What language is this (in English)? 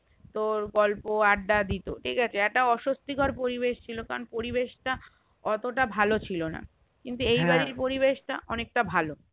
Bangla